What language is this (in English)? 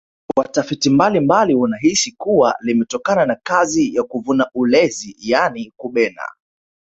Swahili